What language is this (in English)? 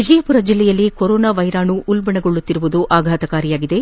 Kannada